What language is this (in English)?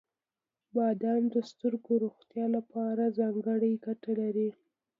Pashto